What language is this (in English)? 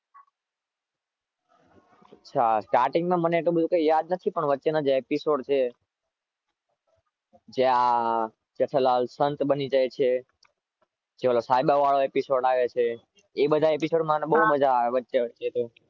Gujarati